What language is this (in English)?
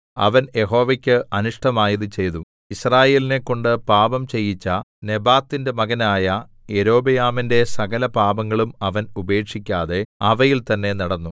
Malayalam